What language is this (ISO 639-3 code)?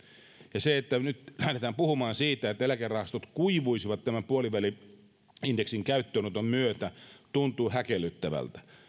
fin